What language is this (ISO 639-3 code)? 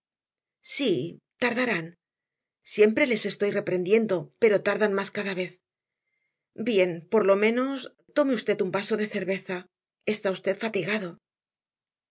spa